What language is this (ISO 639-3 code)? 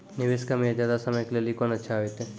mai